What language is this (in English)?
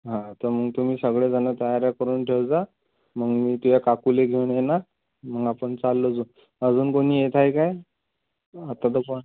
Marathi